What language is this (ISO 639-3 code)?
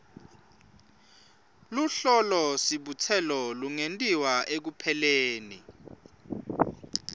ssw